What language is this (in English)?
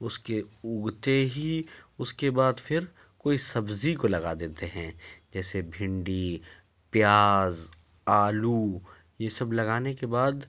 Urdu